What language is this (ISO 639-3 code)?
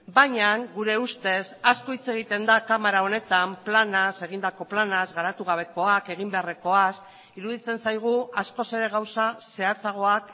eus